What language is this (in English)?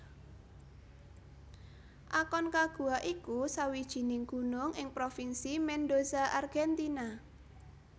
Javanese